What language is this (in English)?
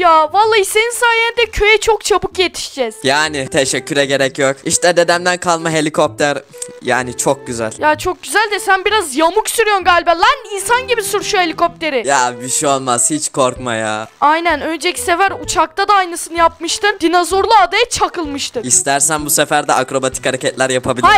Turkish